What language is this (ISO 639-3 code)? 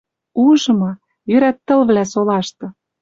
mrj